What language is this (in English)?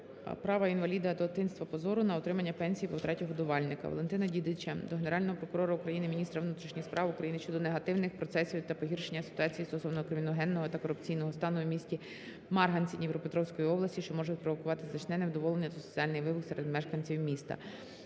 Ukrainian